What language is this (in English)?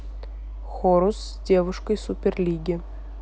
Russian